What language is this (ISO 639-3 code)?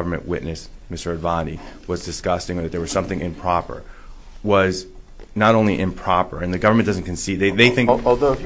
eng